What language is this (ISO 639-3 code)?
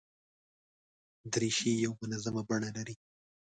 pus